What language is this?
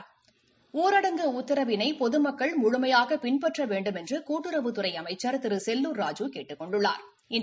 Tamil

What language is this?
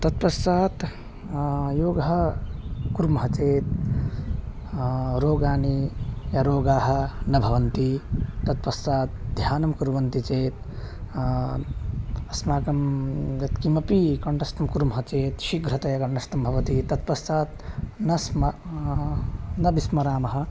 Sanskrit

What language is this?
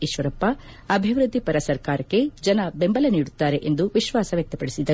Kannada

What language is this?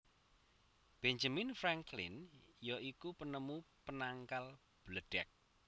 Javanese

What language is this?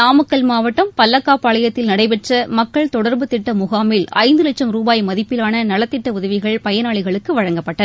Tamil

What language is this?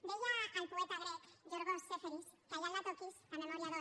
Catalan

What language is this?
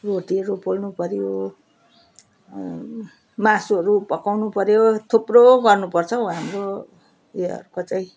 Nepali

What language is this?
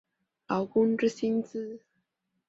Chinese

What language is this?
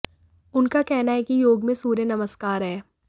Hindi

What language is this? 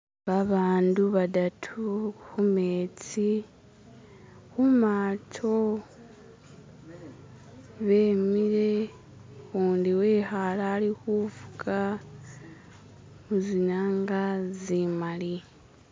Masaaba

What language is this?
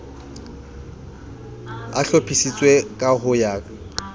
Southern Sotho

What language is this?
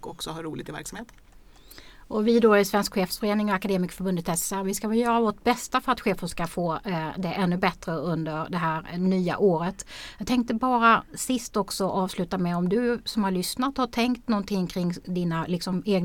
Swedish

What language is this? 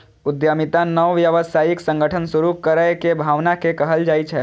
Maithili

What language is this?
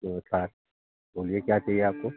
Hindi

